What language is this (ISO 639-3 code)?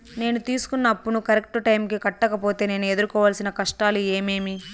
tel